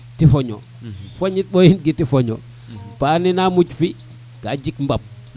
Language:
Serer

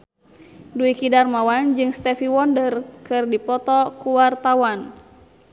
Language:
Sundanese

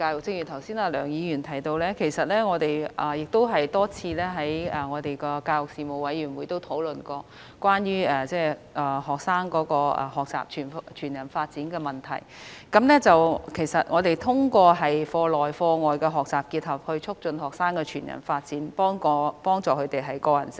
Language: Cantonese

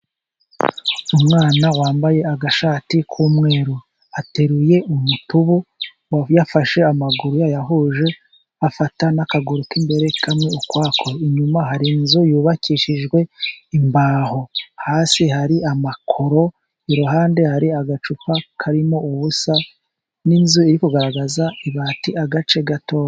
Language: Kinyarwanda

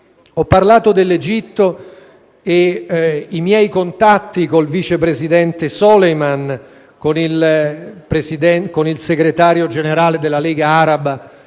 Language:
Italian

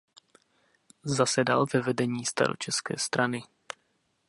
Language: Czech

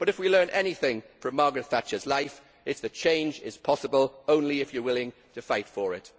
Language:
English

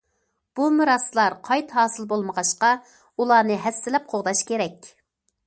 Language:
Uyghur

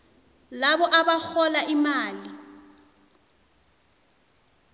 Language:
South Ndebele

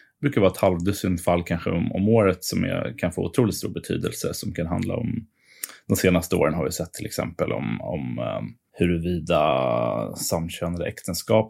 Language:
Swedish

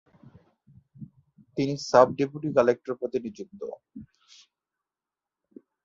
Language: Bangla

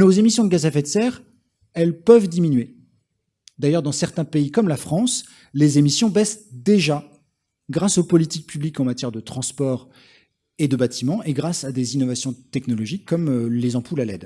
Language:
French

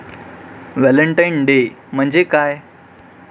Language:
Marathi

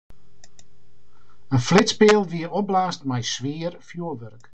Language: Western Frisian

